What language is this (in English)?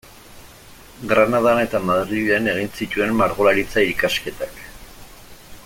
Basque